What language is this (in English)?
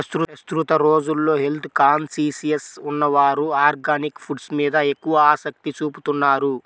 Telugu